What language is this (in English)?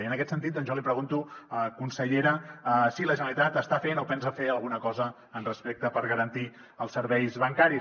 Catalan